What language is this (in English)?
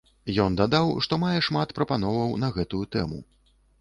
Belarusian